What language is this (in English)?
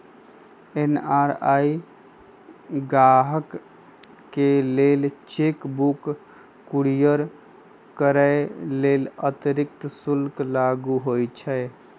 Magahi